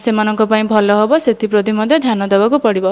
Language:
Odia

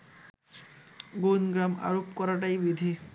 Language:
Bangla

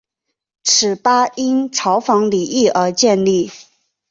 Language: Chinese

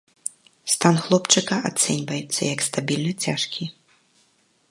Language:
Belarusian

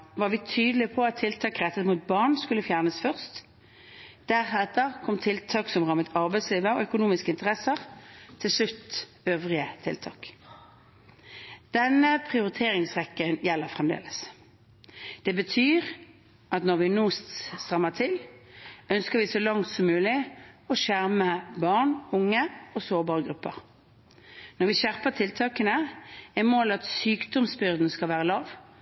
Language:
Norwegian Bokmål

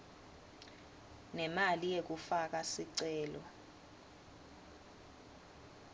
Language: Swati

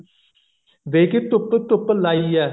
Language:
Punjabi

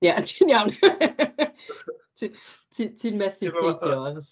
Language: Welsh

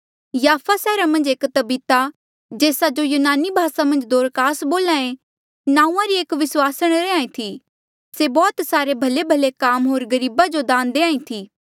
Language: Mandeali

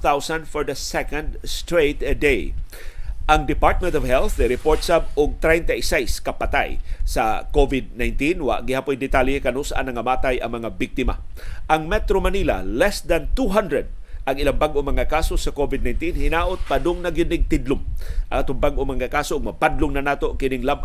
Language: Filipino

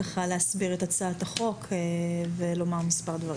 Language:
Hebrew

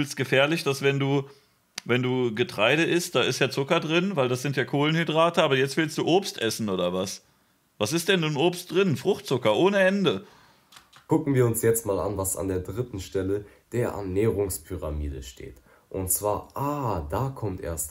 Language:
German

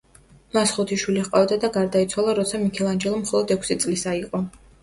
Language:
Georgian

